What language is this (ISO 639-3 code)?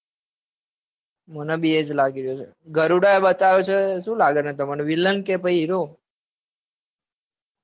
guj